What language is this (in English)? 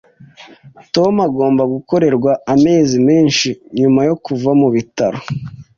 Kinyarwanda